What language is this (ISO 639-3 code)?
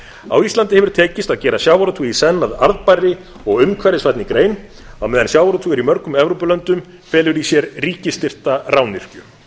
isl